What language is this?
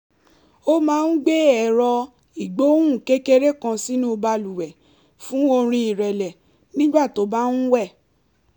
Yoruba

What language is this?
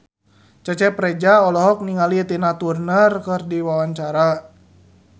Sundanese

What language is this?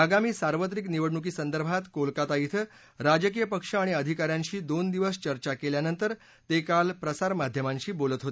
Marathi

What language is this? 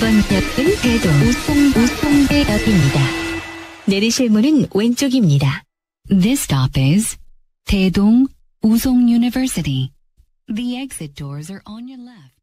Korean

